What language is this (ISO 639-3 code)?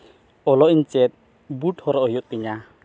sat